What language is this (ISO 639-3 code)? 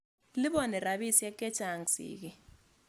kln